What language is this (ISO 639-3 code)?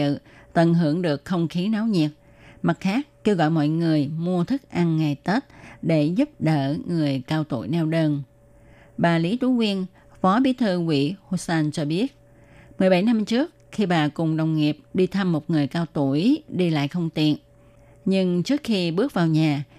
vie